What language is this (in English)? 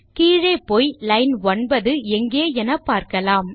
Tamil